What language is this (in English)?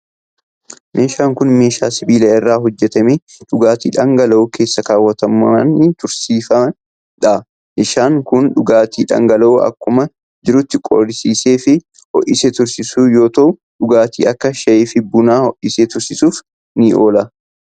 Oromo